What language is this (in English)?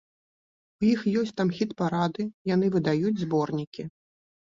Belarusian